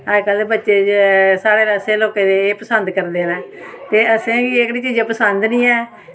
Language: Dogri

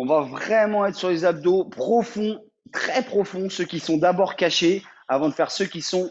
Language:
French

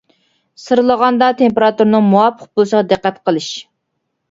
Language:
Uyghur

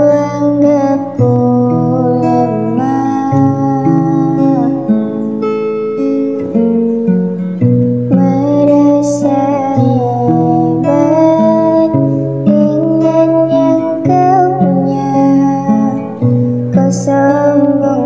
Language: Korean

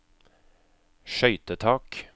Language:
Norwegian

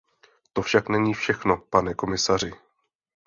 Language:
Czech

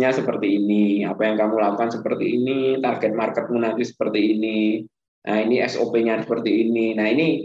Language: Indonesian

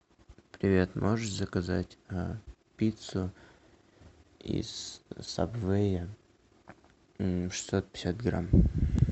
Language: Russian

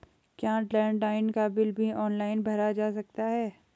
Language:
Hindi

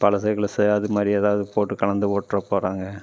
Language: Tamil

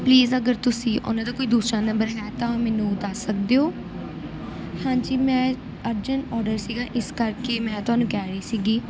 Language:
Punjabi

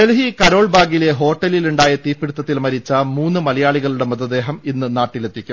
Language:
Malayalam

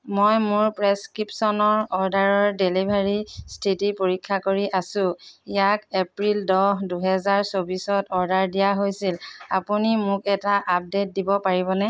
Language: Assamese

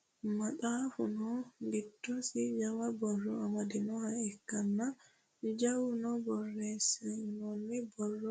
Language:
Sidamo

